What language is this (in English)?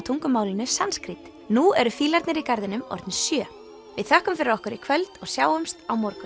Icelandic